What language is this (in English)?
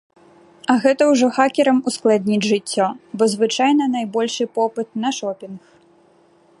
Belarusian